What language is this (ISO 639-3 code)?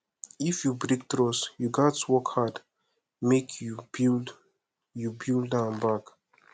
pcm